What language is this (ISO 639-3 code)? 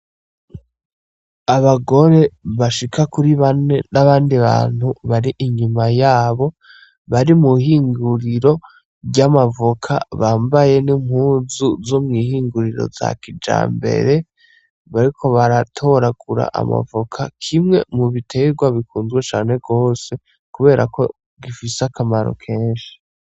run